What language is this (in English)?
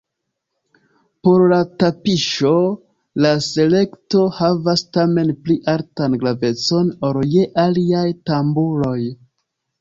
Esperanto